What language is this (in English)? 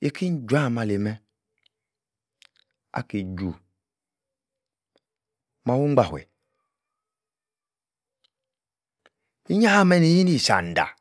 Yace